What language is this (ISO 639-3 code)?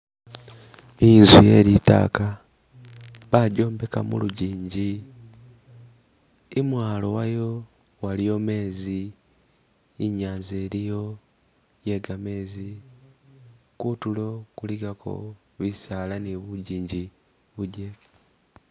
myx